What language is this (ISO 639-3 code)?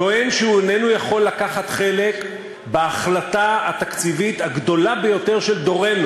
heb